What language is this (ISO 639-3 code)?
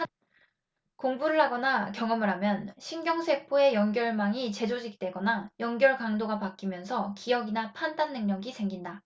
kor